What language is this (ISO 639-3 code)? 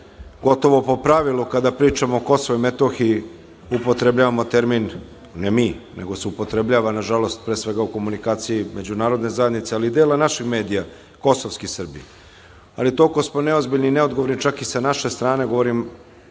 srp